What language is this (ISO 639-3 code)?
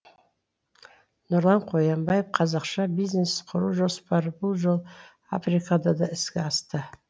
kaz